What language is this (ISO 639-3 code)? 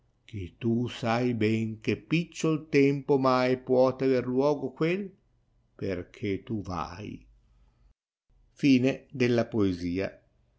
ita